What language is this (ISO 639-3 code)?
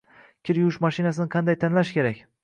uzb